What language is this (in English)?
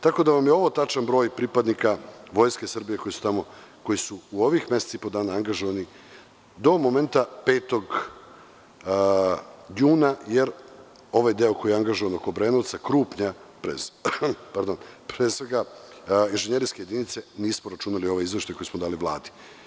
Serbian